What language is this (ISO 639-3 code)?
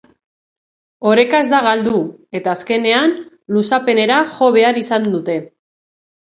eus